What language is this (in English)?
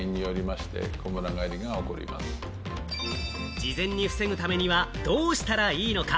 Japanese